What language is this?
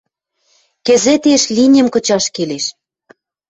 Western Mari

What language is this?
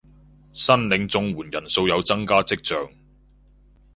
Cantonese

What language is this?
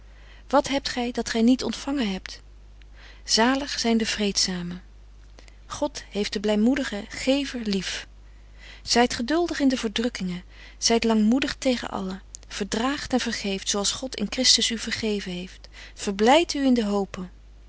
Dutch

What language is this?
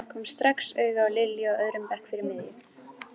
Icelandic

